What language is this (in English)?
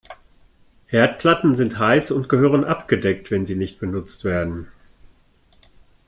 German